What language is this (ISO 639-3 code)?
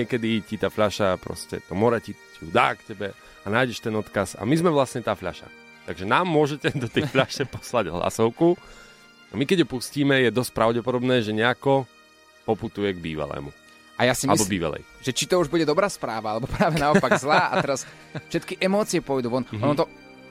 slk